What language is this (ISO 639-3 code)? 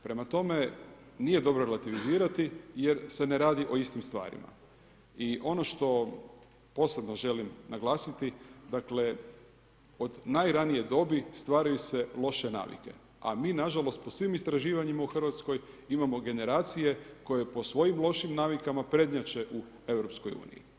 hrv